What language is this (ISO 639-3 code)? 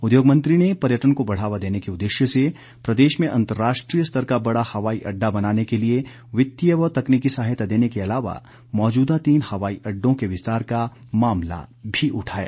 hin